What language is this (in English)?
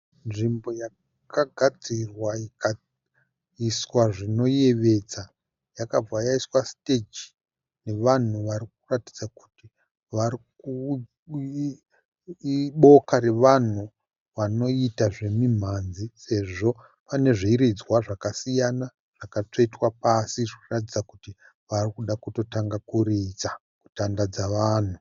Shona